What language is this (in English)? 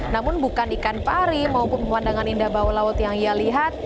Indonesian